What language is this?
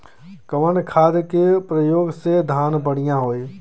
Bhojpuri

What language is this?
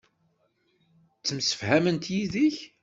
Kabyle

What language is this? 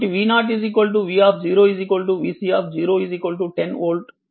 Telugu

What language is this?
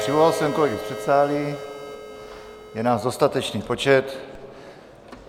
Czech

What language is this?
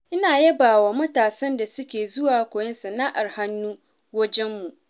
Hausa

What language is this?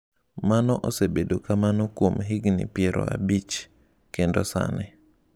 Luo (Kenya and Tanzania)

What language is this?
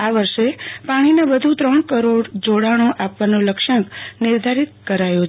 Gujarati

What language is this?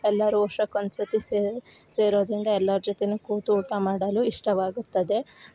Kannada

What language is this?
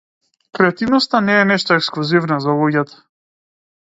Macedonian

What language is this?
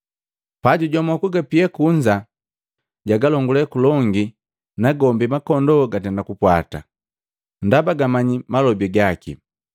Matengo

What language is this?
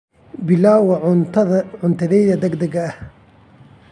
Somali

